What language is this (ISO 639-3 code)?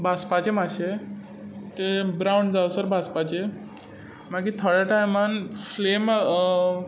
kok